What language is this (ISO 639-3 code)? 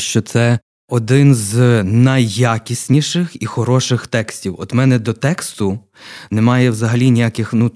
ukr